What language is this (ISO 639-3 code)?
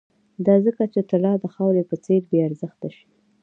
pus